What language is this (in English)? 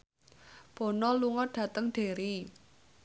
Javanese